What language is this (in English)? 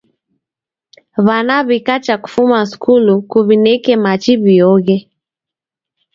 Taita